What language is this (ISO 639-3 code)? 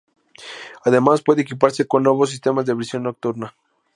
spa